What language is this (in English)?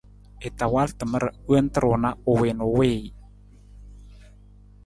Nawdm